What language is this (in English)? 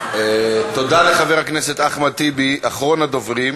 Hebrew